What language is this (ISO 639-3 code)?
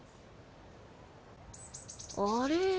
jpn